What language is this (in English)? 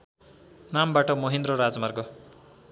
Nepali